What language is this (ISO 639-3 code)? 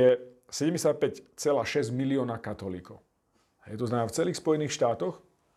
slk